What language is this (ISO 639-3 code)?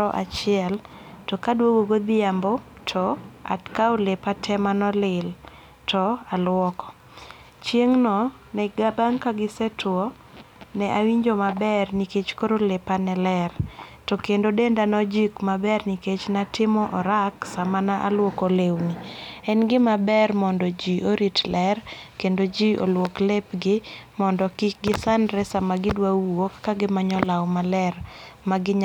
luo